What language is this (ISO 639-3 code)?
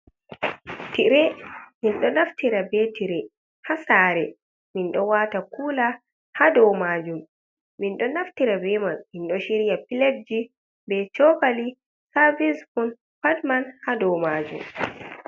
ful